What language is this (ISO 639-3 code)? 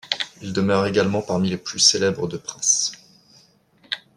fra